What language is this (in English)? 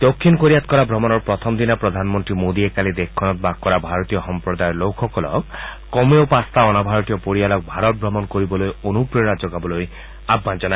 Assamese